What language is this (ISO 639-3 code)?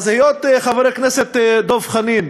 heb